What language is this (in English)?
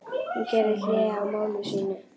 Icelandic